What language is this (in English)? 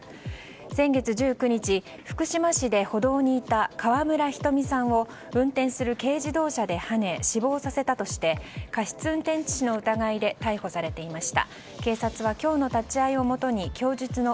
Japanese